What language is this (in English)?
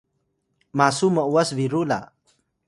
Atayal